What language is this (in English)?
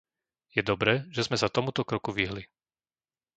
Slovak